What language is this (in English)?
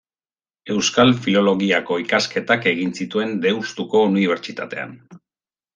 Basque